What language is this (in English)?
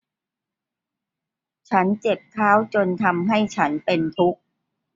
Thai